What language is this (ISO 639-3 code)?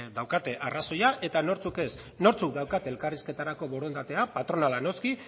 eus